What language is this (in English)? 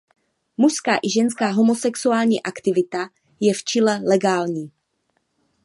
Czech